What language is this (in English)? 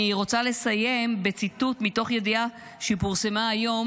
Hebrew